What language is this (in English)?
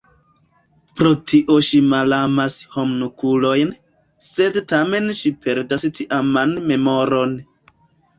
Esperanto